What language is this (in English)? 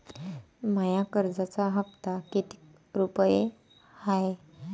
Marathi